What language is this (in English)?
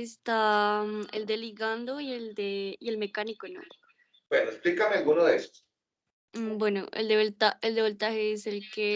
Spanish